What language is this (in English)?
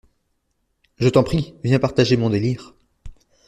French